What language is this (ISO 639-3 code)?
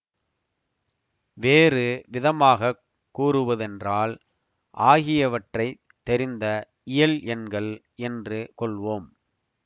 tam